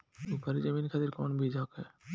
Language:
Bhojpuri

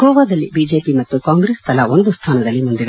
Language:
Kannada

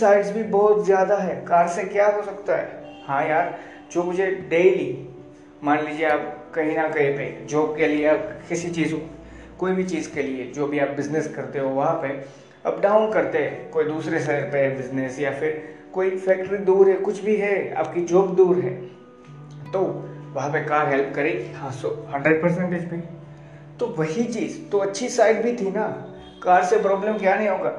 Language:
Hindi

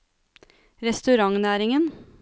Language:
Norwegian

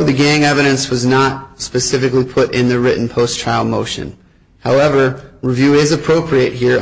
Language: English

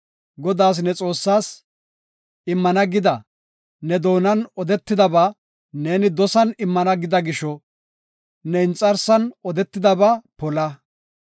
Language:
Gofa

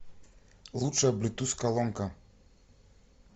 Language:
Russian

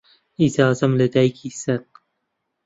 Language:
Central Kurdish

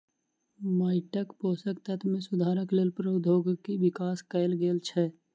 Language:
Maithili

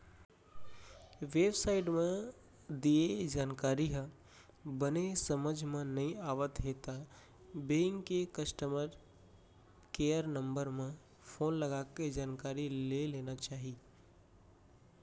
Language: Chhattisgarhi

